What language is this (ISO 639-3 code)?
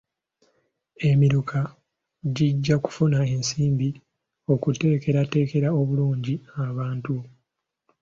lug